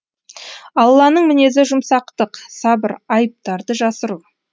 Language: Kazakh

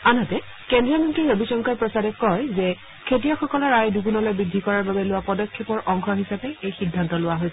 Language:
Assamese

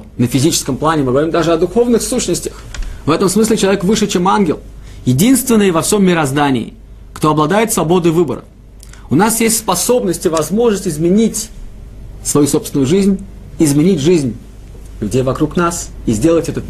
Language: Russian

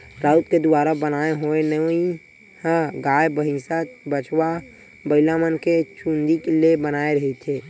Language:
Chhattisgarhi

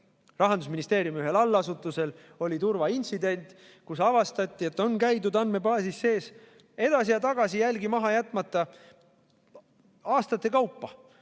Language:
Estonian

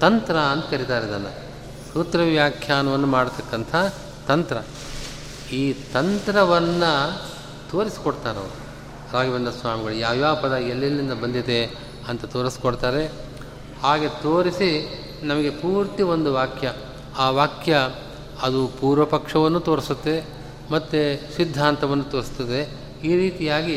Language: Kannada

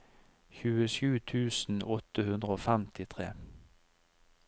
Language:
Norwegian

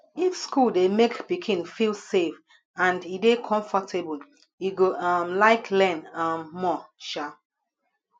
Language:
Nigerian Pidgin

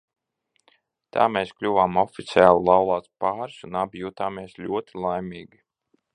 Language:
Latvian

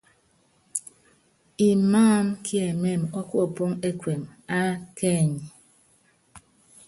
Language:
Yangben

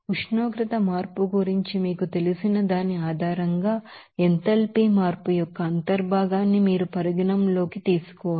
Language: Telugu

